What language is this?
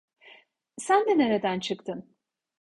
Turkish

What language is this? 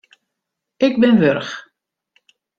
Western Frisian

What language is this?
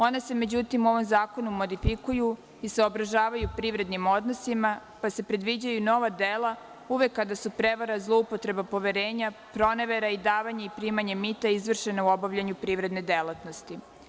Serbian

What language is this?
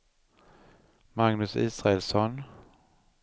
Swedish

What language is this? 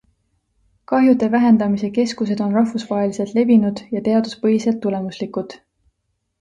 Estonian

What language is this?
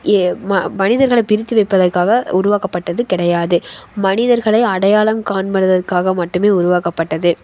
Tamil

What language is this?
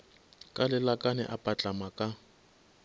Northern Sotho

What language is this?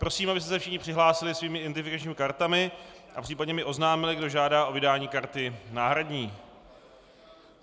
Czech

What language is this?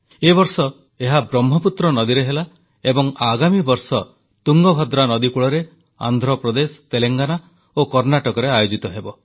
Odia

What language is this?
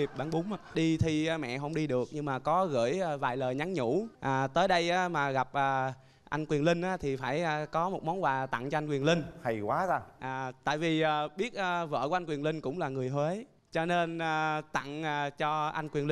Vietnamese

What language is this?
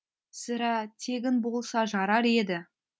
Kazakh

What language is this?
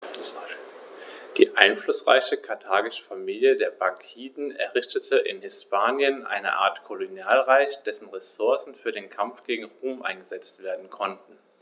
German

